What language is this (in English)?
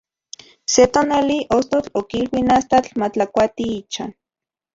Central Puebla Nahuatl